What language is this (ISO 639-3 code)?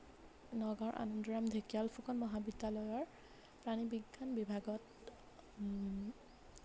asm